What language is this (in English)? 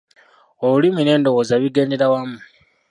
Ganda